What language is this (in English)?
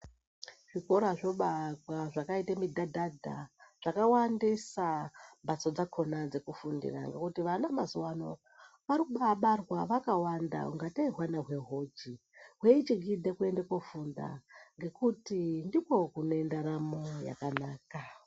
Ndau